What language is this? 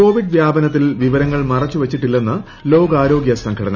Malayalam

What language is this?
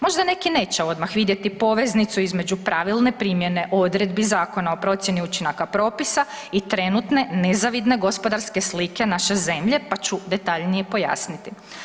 Croatian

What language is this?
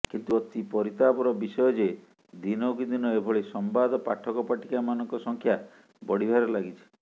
Odia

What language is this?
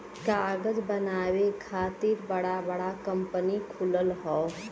Bhojpuri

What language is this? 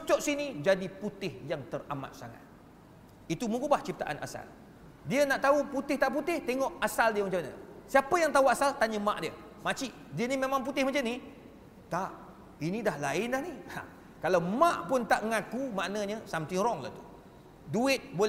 Malay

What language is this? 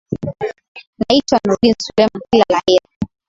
Swahili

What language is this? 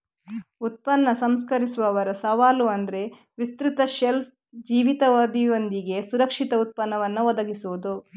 Kannada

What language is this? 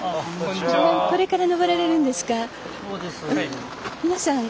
Japanese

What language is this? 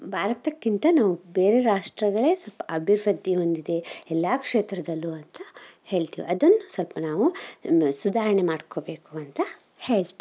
Kannada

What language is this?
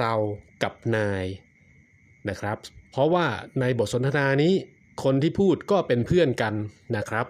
Thai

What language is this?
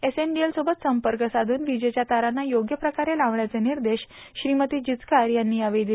Marathi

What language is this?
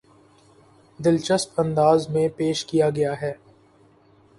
Urdu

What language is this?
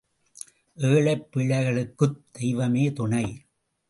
Tamil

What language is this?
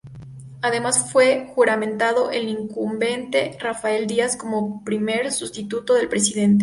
Spanish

